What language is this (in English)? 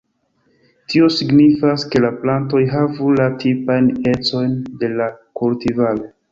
Esperanto